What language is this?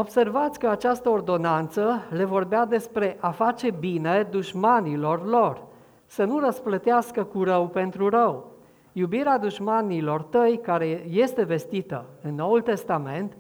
Romanian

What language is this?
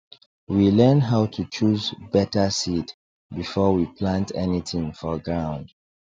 Nigerian Pidgin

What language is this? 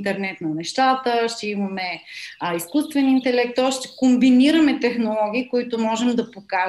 Bulgarian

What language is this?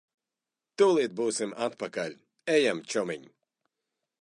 Latvian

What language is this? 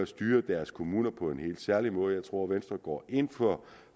Danish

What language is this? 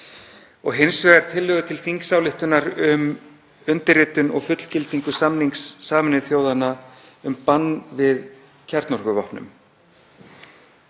Icelandic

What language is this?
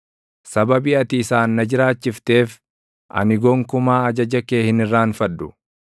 Oromo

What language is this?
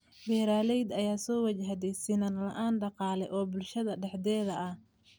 Somali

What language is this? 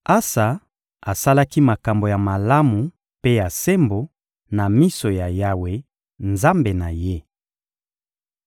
Lingala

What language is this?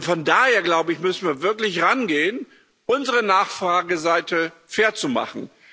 German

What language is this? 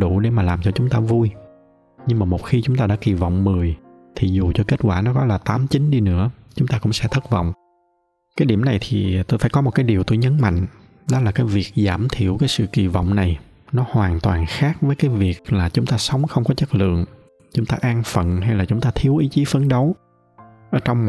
Vietnamese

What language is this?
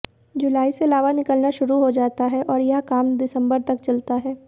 Hindi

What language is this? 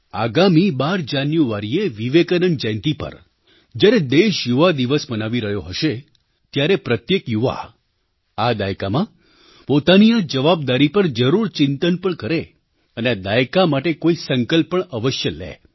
Gujarati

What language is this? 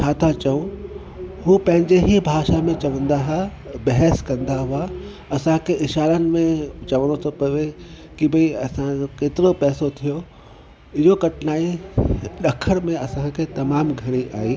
Sindhi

